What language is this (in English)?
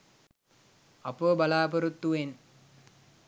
Sinhala